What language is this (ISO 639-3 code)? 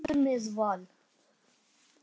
isl